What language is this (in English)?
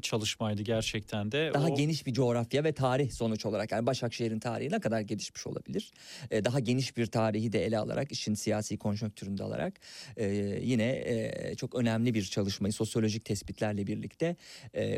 Turkish